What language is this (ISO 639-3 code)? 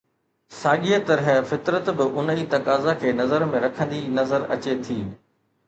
snd